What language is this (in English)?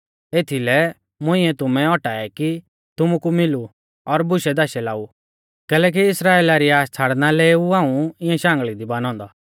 Mahasu Pahari